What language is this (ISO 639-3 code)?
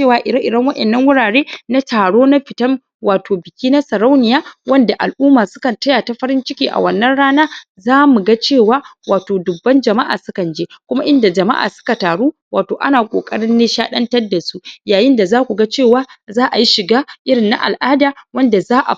hau